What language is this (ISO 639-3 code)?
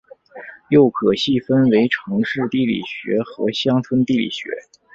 zho